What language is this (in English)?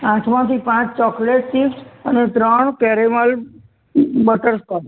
Gujarati